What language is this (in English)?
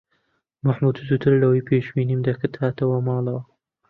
Central Kurdish